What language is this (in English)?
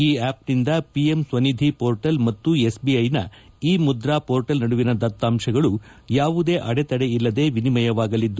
Kannada